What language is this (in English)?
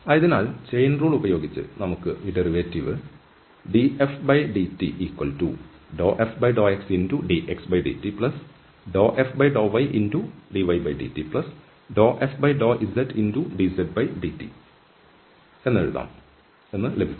Malayalam